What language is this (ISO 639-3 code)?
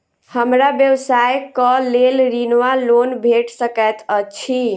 mai